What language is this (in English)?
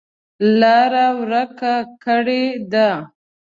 Pashto